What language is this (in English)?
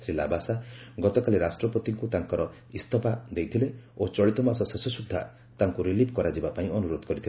Odia